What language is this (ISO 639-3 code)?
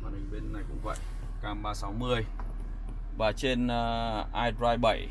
vie